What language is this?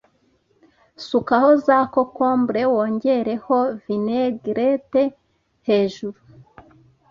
Kinyarwanda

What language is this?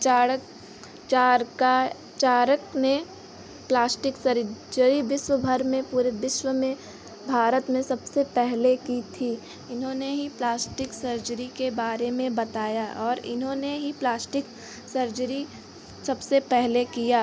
Hindi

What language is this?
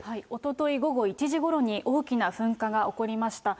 Japanese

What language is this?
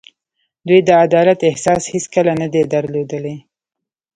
Pashto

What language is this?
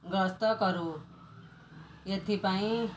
Odia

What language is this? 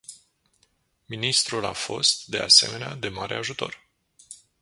Romanian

